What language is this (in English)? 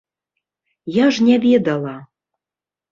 Belarusian